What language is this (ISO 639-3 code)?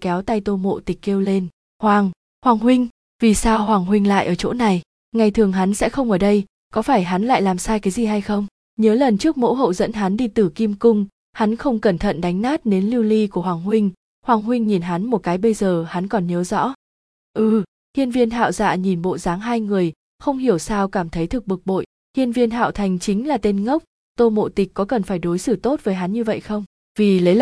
vie